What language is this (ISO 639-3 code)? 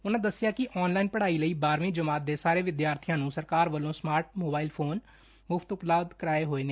pan